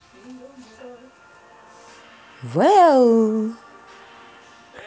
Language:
Russian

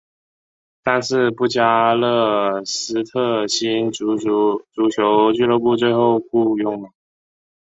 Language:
Chinese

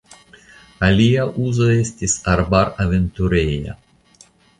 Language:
Esperanto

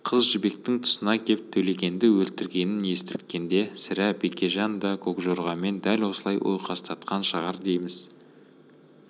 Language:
Kazakh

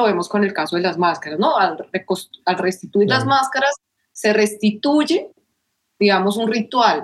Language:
Spanish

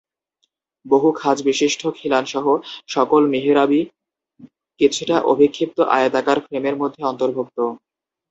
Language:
Bangla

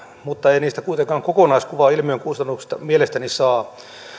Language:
Finnish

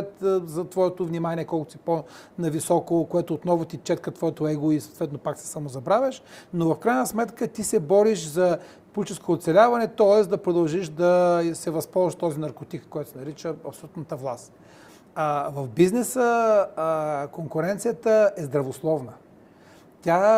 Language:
Bulgarian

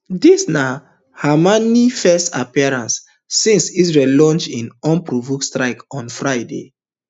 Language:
Nigerian Pidgin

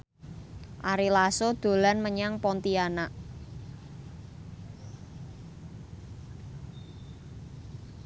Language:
Javanese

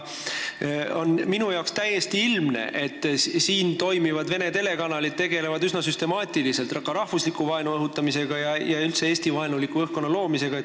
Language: Estonian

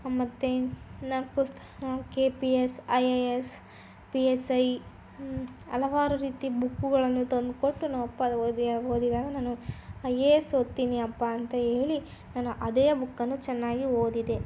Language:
Kannada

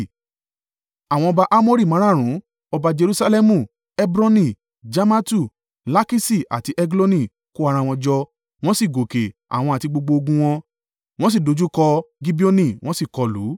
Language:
Yoruba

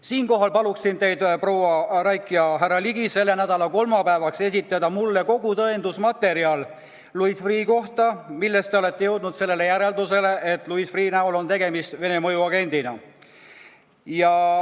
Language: Estonian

